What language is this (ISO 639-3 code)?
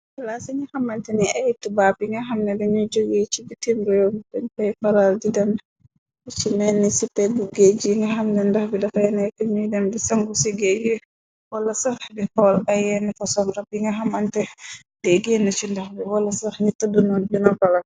wol